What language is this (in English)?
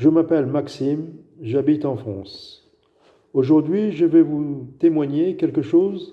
French